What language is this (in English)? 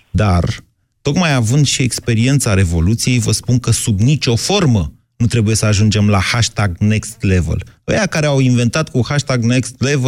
Romanian